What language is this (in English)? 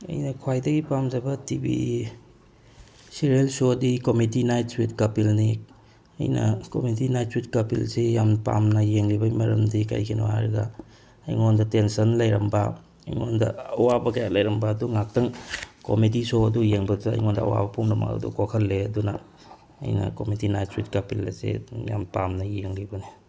Manipuri